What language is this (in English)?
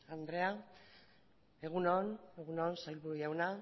Basque